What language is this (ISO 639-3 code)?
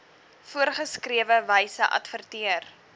afr